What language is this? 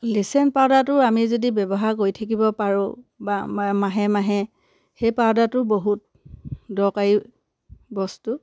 Assamese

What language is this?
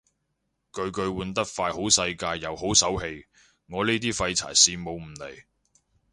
Cantonese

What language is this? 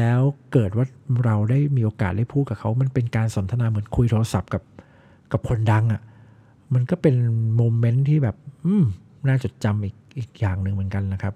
Thai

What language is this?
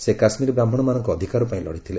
Odia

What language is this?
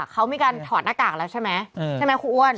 Thai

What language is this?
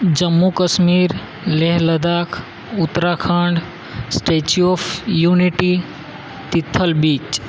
Gujarati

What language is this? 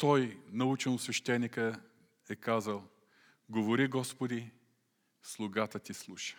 Bulgarian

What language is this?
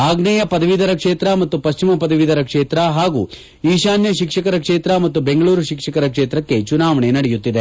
Kannada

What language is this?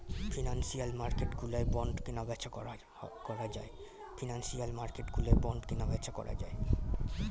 Bangla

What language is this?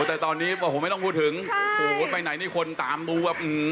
Thai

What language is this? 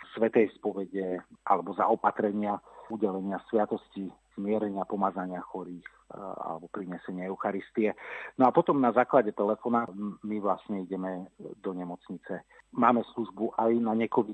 Slovak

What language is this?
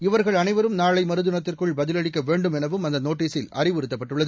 Tamil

